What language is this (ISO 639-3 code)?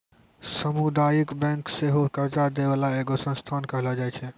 mai